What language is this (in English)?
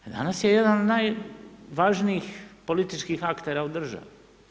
Croatian